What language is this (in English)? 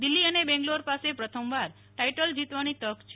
Gujarati